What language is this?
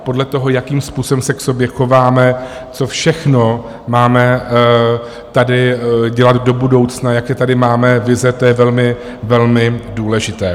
Czech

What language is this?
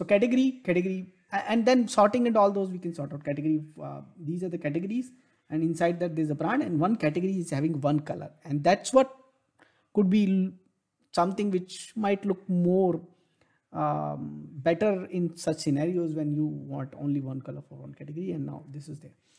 English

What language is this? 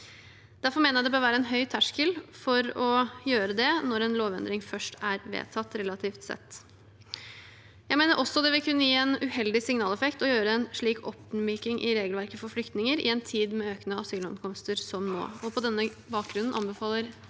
Norwegian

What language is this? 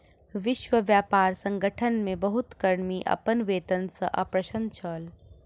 Maithili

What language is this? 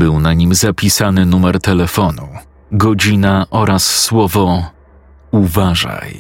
Polish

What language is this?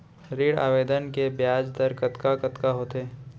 Chhattisgarhi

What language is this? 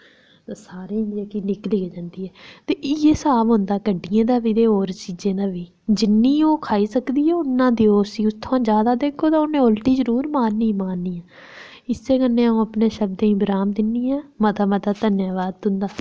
Dogri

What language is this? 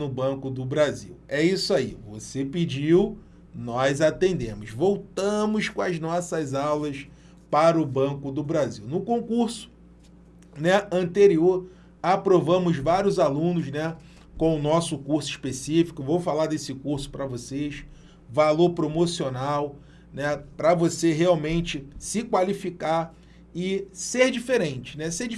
Portuguese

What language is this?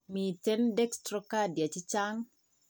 Kalenjin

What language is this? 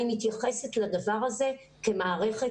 Hebrew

